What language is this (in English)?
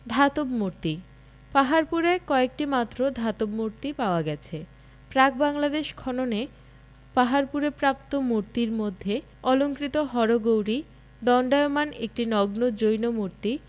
Bangla